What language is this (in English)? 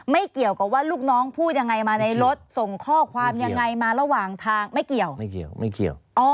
Thai